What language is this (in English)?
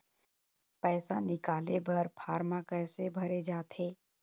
Chhattisgarhi